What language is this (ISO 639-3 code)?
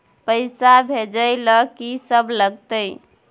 mai